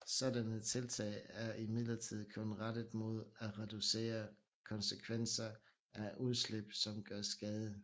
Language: Danish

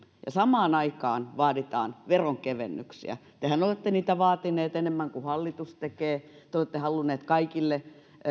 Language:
Finnish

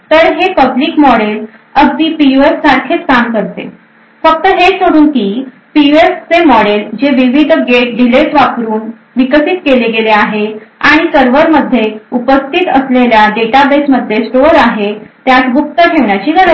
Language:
Marathi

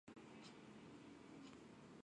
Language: Japanese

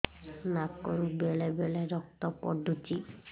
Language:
Odia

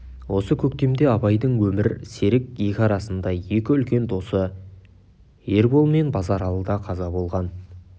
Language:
Kazakh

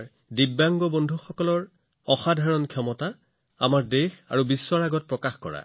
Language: Assamese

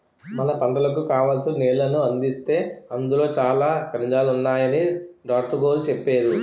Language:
Telugu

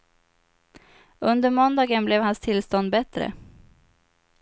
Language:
Swedish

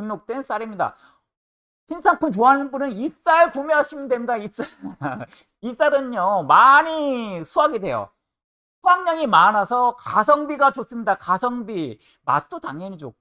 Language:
Korean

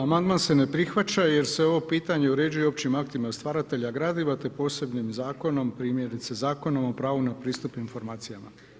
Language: Croatian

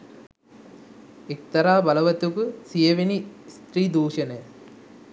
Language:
Sinhala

